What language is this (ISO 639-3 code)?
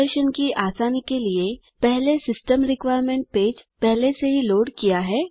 hin